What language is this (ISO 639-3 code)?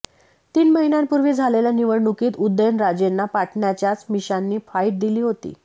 mar